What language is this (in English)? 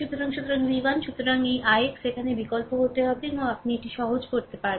Bangla